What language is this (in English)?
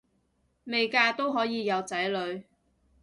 Cantonese